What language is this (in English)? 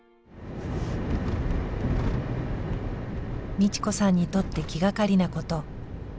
Japanese